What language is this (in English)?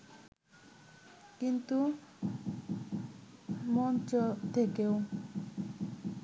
Bangla